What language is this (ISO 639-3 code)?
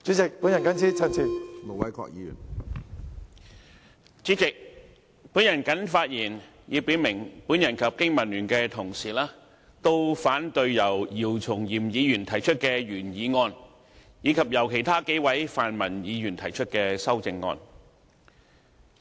yue